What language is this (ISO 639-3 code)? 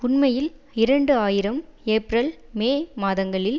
tam